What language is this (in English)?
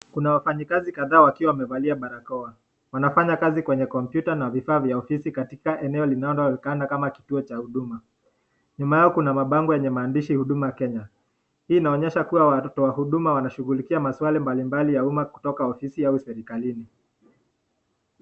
Swahili